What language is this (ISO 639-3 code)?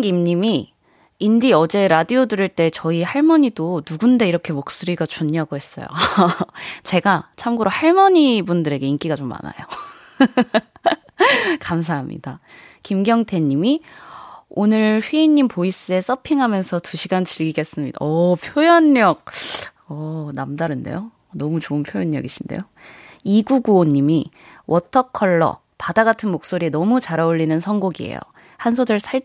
kor